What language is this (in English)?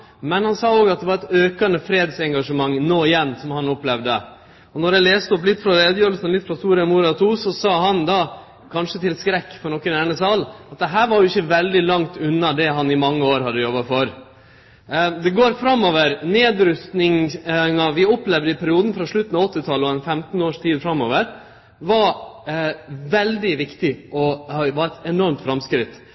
Norwegian Nynorsk